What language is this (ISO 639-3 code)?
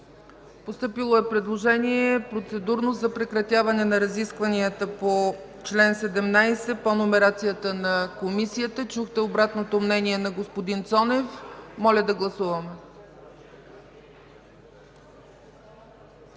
bul